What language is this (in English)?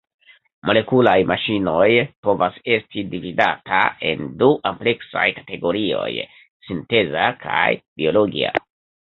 Esperanto